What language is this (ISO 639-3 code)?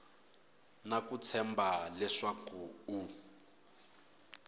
tso